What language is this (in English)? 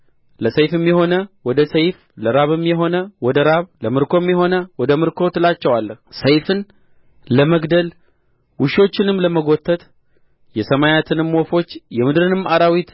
Amharic